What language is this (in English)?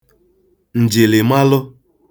Igbo